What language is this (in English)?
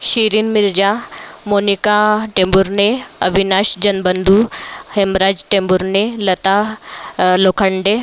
Marathi